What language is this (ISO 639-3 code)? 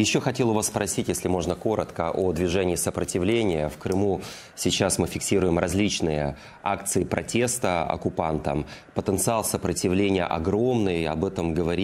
rus